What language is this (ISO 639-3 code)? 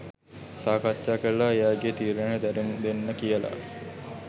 sin